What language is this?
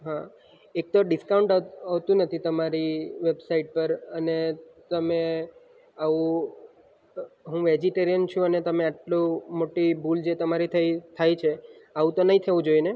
Gujarati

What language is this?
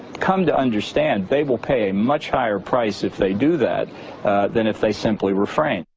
English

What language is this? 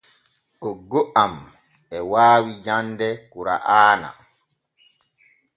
Borgu Fulfulde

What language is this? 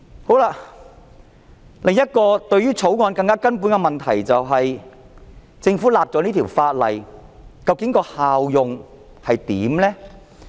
Cantonese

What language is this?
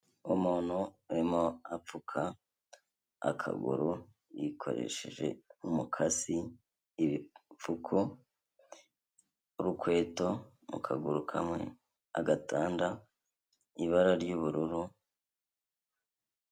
Kinyarwanda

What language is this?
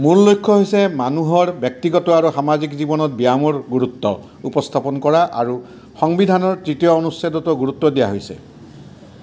Assamese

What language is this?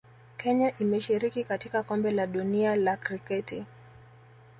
Swahili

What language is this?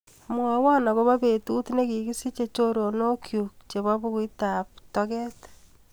Kalenjin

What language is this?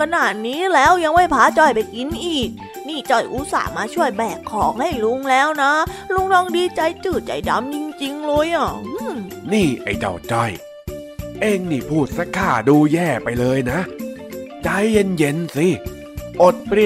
Thai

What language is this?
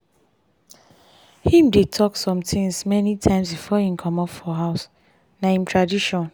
Nigerian Pidgin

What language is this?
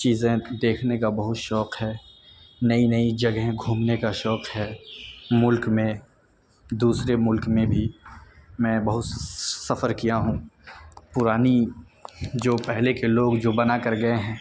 Urdu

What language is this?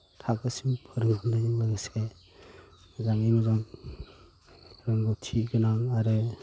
Bodo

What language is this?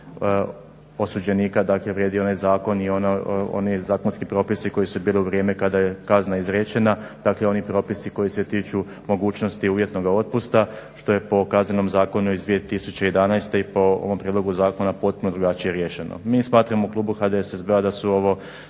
Croatian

